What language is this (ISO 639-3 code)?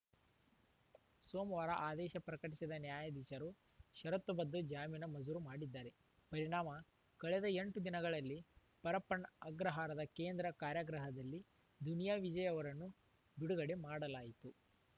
kan